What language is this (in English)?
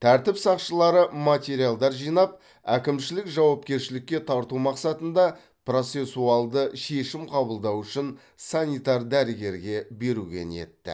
Kazakh